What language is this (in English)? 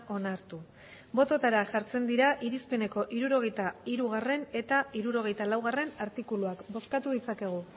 Basque